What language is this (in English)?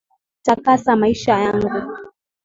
Swahili